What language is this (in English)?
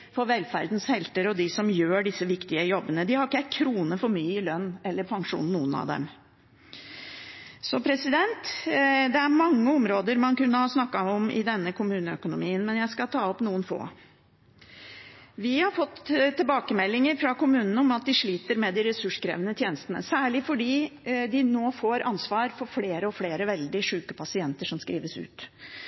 Norwegian Bokmål